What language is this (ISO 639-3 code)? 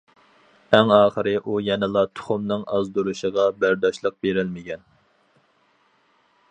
uig